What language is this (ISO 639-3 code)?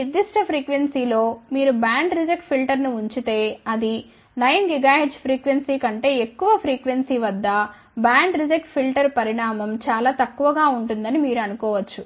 tel